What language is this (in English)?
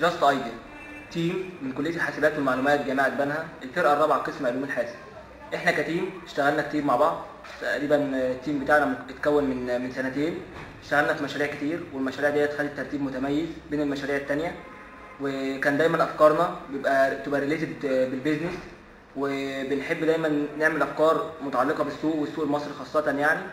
Arabic